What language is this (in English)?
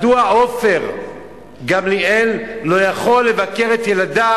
Hebrew